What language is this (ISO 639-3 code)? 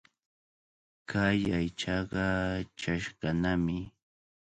qvl